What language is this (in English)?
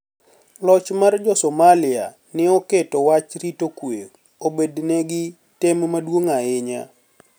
Luo (Kenya and Tanzania)